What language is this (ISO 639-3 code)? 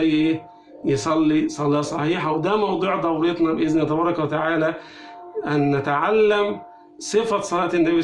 ara